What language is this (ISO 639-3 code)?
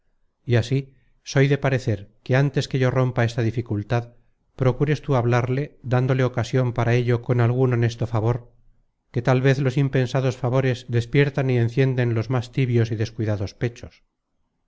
spa